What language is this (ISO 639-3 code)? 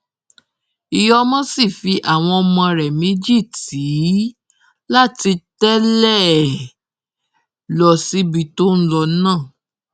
yor